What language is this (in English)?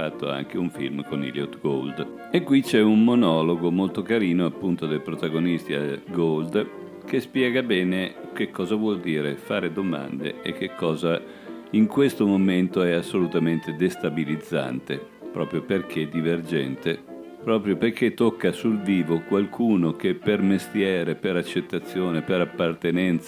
Italian